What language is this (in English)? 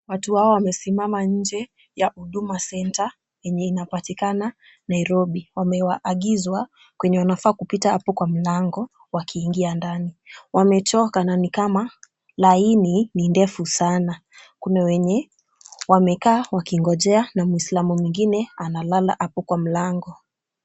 Swahili